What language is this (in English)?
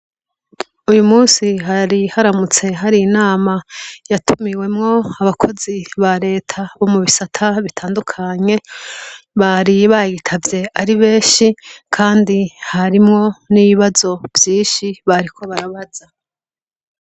Rundi